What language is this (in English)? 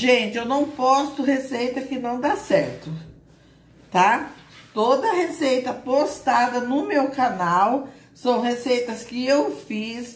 Portuguese